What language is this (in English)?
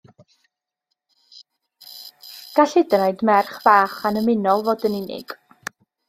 Welsh